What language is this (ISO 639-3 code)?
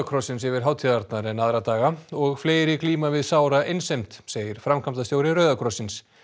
isl